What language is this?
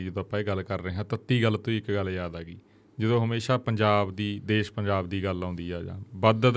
Punjabi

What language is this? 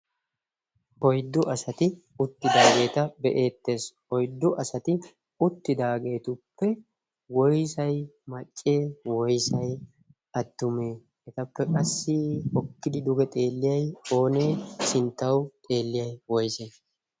Wolaytta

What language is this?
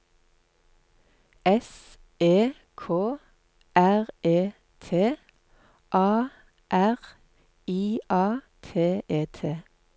Norwegian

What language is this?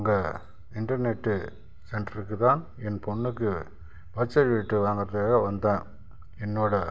Tamil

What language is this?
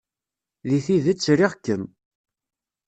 Kabyle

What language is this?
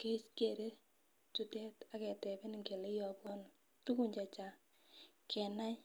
Kalenjin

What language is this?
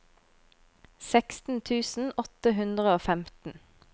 Norwegian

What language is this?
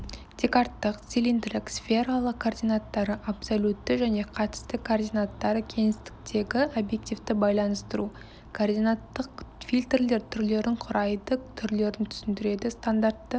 Kazakh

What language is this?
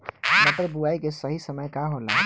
Bhojpuri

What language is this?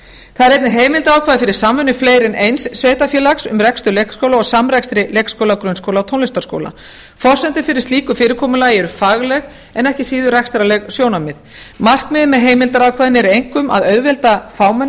Icelandic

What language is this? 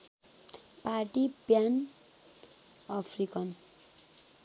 Nepali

